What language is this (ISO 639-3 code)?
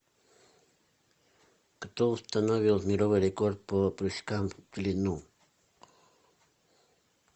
rus